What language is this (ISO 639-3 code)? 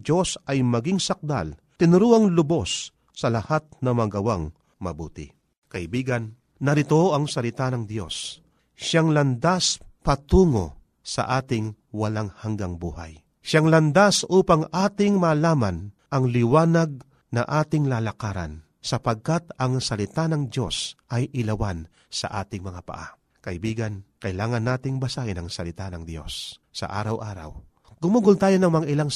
fil